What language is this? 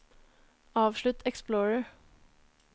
Norwegian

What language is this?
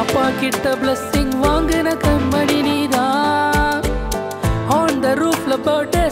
Tamil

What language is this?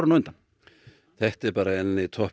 Icelandic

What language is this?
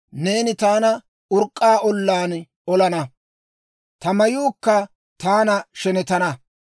Dawro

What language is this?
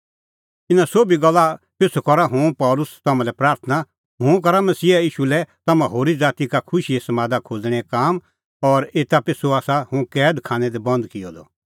Kullu Pahari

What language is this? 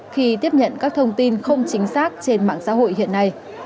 Vietnamese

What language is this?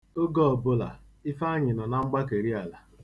Igbo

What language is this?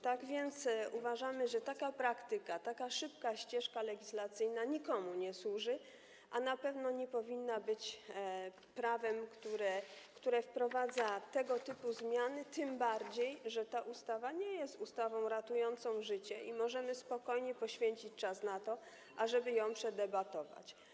Polish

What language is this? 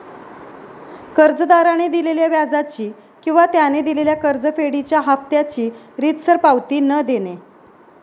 Marathi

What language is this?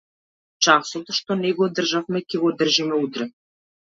Macedonian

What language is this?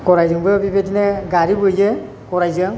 Bodo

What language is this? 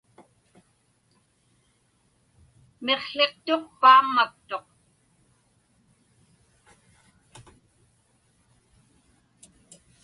Inupiaq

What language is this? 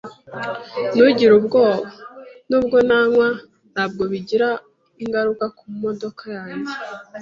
Kinyarwanda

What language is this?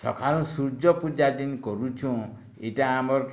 Odia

